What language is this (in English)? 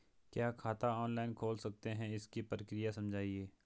Hindi